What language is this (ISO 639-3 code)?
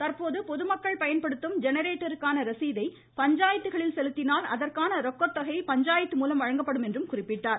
tam